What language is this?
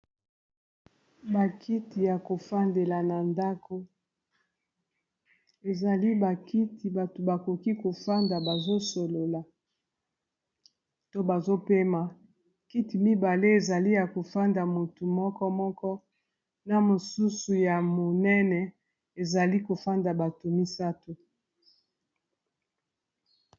Lingala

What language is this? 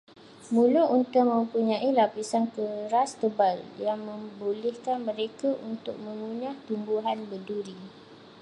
Malay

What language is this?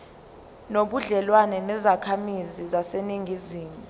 Zulu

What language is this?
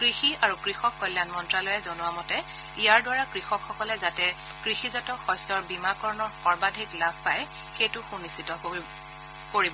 Assamese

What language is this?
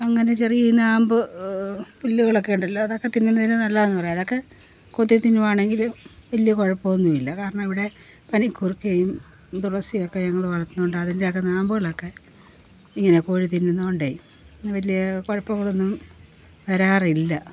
Malayalam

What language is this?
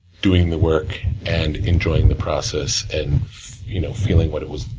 English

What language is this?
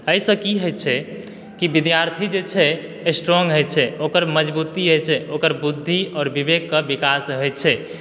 Maithili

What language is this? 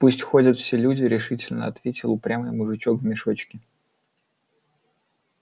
Russian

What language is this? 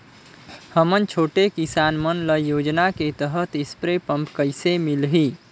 Chhattisgarhi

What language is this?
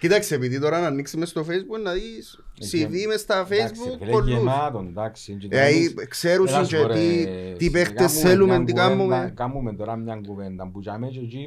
Greek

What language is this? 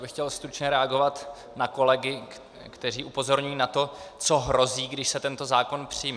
Czech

